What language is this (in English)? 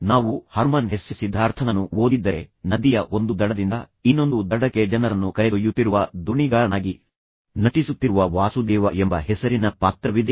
Kannada